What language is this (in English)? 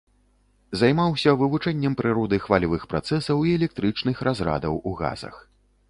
Belarusian